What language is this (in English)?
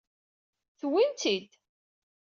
Kabyle